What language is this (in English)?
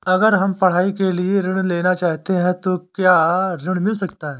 Hindi